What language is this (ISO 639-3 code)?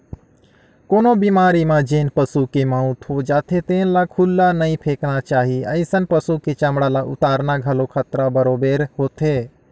hne